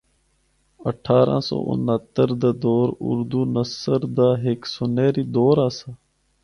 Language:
Northern Hindko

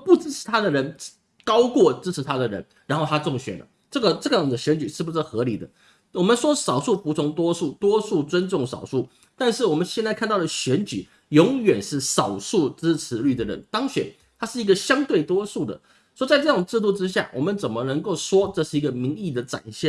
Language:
Chinese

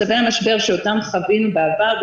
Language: Hebrew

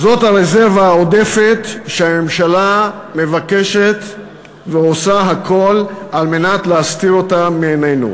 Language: Hebrew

